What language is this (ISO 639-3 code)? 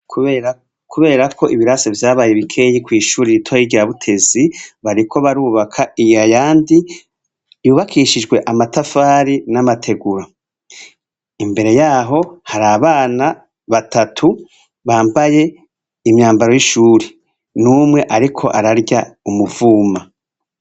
run